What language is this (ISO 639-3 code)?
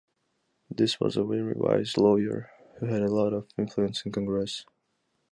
eng